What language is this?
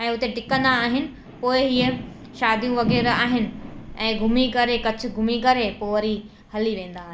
Sindhi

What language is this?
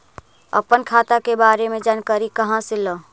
Magahi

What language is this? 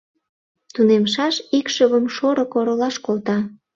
Mari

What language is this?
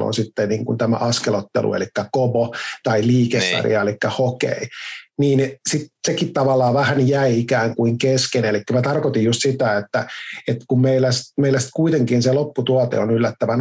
Finnish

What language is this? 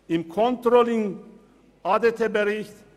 Swiss German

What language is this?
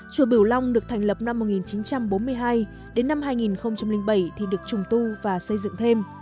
Vietnamese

